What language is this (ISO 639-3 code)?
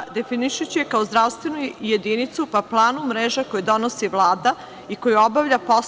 srp